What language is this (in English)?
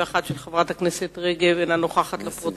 Hebrew